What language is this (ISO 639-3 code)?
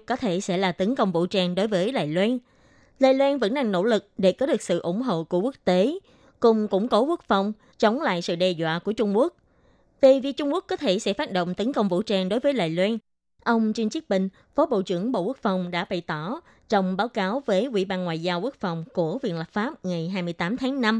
vie